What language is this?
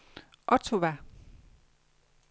Danish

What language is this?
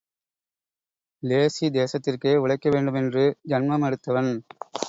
Tamil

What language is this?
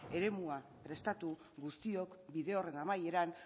Basque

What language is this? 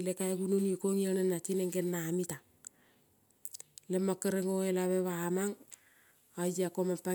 Kol (Papua New Guinea)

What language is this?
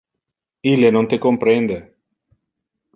Interlingua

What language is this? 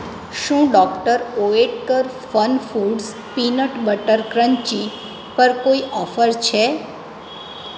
Gujarati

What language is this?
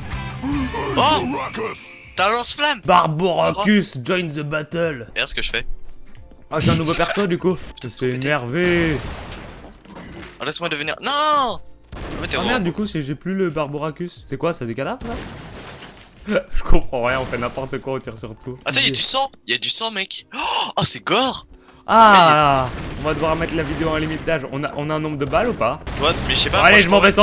French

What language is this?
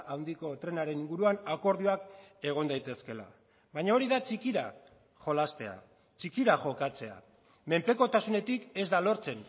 Basque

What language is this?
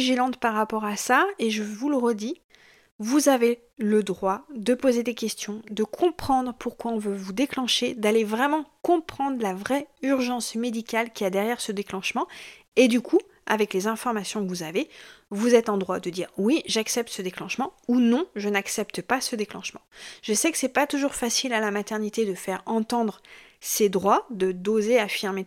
French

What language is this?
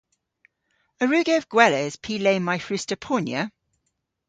Cornish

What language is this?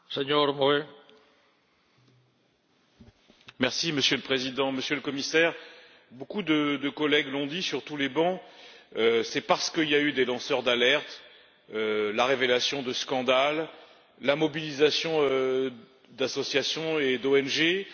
French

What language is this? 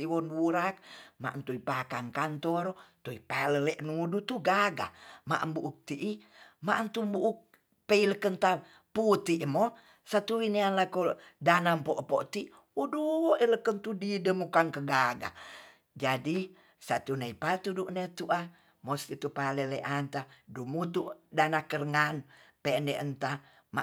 Tonsea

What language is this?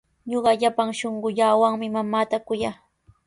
Sihuas Ancash Quechua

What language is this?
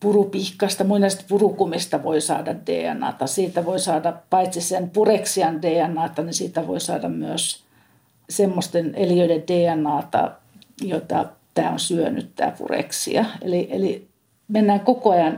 Finnish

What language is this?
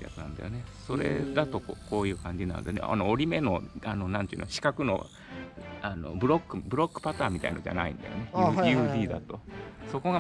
Japanese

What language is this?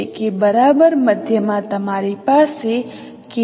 Gujarati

